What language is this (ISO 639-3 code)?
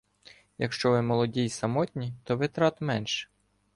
ukr